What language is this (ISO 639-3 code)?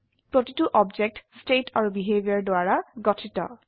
asm